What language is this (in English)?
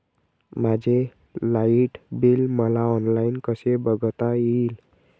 Marathi